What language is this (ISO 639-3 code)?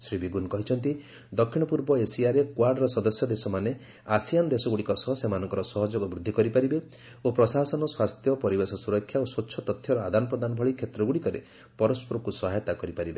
ori